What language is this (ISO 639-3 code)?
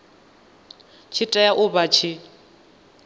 ven